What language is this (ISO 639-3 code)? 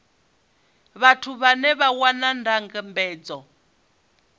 ven